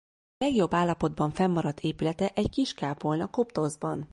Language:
Hungarian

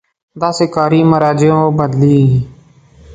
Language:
Pashto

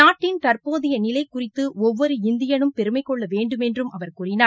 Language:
Tamil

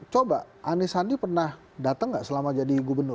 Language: Indonesian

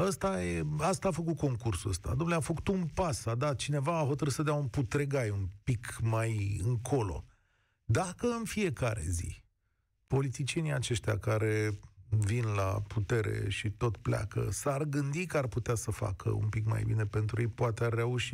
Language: Romanian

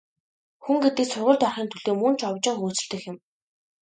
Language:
Mongolian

